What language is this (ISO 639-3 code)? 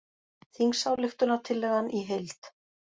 isl